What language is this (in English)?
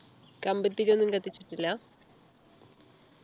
Malayalam